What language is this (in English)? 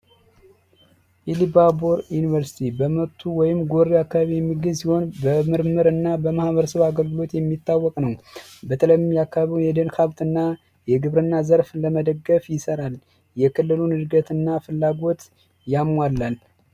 Amharic